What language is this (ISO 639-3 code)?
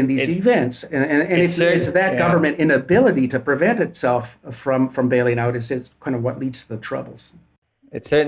eng